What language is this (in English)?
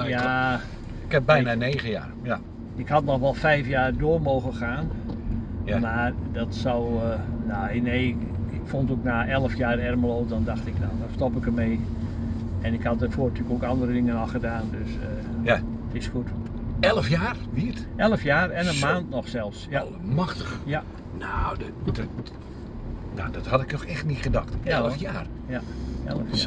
Dutch